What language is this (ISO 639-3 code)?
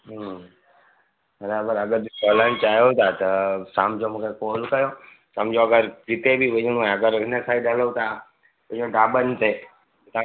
snd